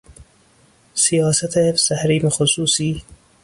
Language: Persian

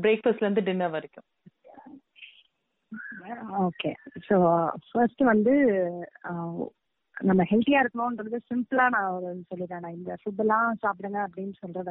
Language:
Tamil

